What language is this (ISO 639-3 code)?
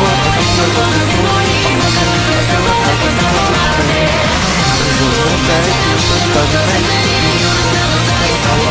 spa